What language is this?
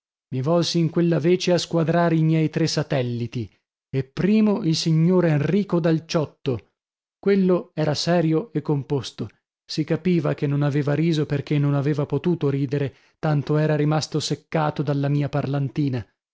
Italian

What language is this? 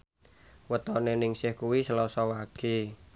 Javanese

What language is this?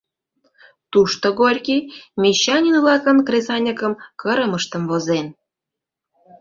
Mari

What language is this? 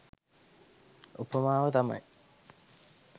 Sinhala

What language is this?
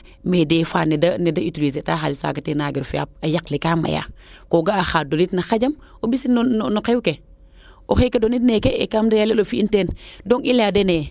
Serer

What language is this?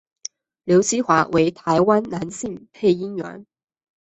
Chinese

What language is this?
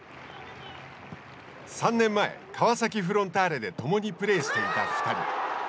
Japanese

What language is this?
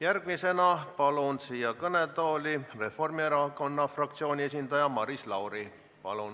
Estonian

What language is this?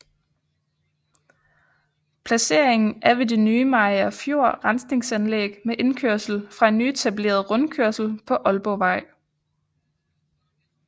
Danish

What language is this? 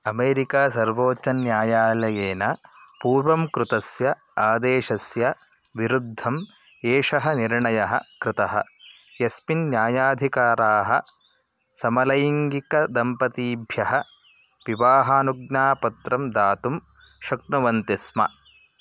Sanskrit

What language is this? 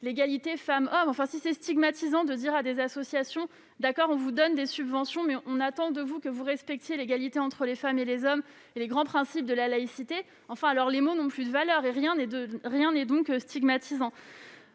French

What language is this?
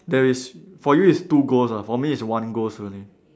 English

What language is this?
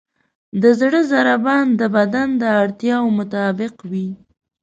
Pashto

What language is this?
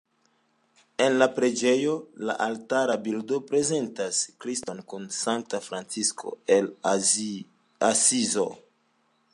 Esperanto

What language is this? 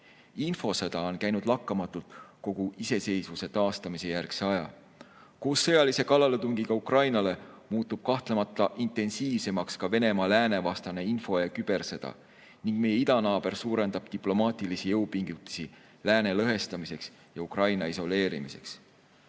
Estonian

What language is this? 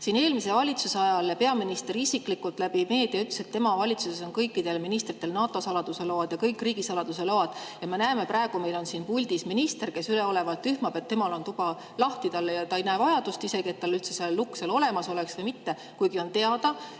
Estonian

